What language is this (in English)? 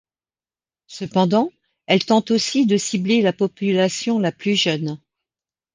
French